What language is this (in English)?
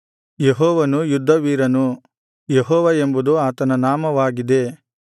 Kannada